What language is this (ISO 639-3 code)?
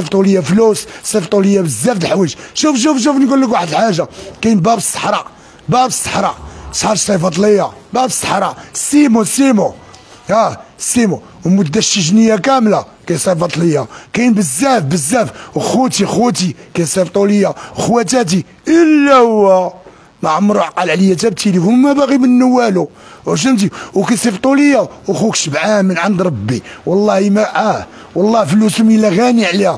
ara